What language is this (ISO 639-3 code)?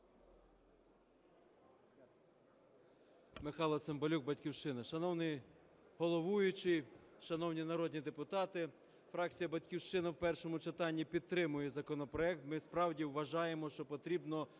ukr